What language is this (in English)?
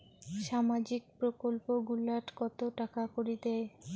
Bangla